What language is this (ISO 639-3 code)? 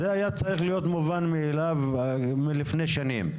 heb